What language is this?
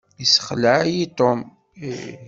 Kabyle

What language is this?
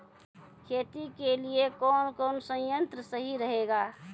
Maithili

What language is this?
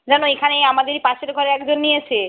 Bangla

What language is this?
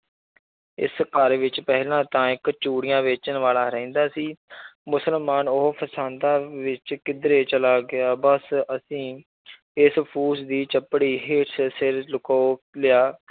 Punjabi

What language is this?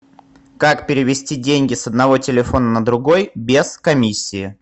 Russian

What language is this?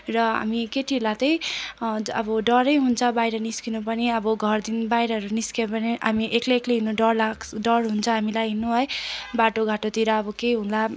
Nepali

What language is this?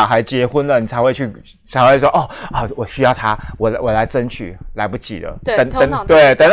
Chinese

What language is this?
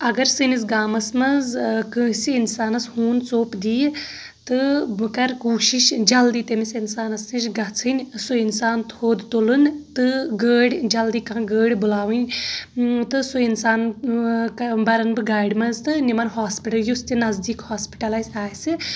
Kashmiri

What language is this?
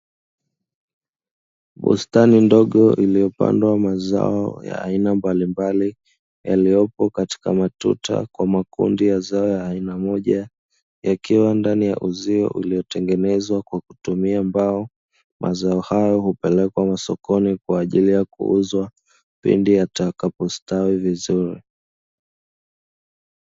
Swahili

